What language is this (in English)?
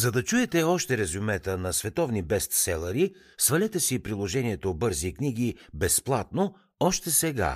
Bulgarian